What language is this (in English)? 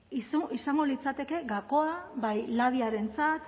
Basque